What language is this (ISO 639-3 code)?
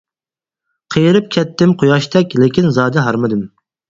uig